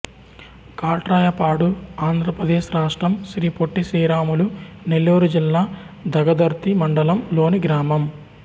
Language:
Telugu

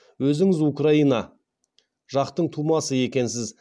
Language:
Kazakh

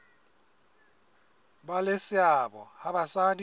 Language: Southern Sotho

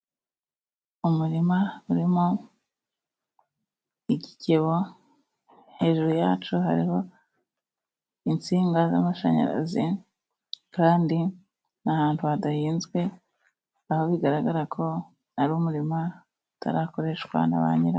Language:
Kinyarwanda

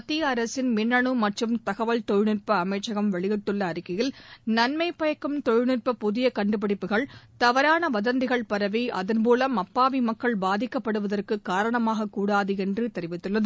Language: Tamil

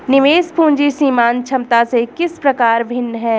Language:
Hindi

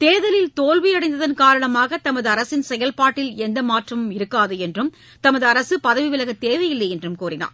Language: Tamil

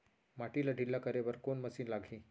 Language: Chhattisgarhi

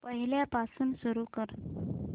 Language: Marathi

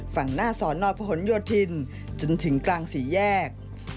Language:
Thai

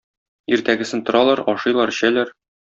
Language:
Tatar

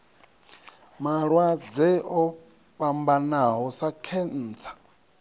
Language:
Venda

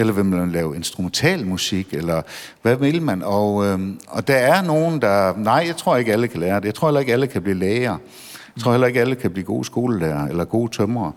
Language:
Danish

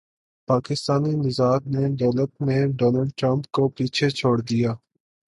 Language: Urdu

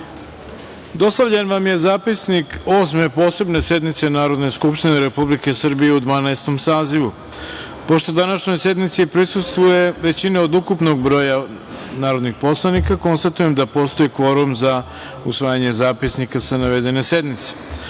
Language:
Serbian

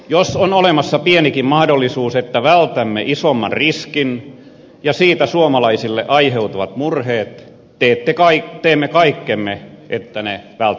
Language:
Finnish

